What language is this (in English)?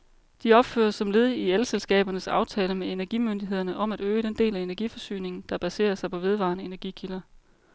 Danish